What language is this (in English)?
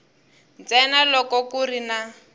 Tsonga